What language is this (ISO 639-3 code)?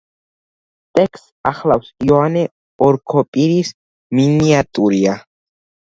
kat